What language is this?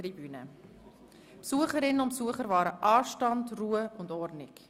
Swiss German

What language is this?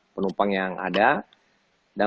Indonesian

